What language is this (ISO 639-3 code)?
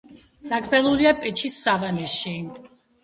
kat